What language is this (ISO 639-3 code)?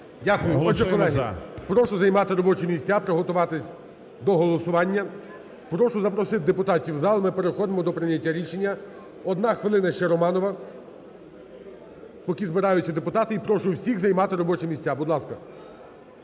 ukr